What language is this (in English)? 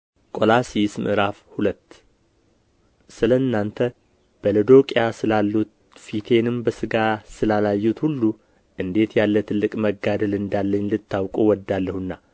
Amharic